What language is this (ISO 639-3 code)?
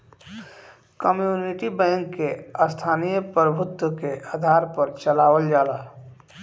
bho